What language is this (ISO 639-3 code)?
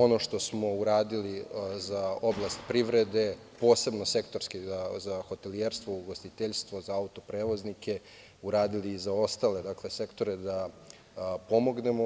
srp